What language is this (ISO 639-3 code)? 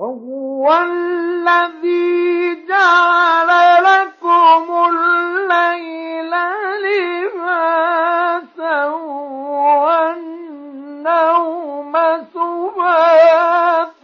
ara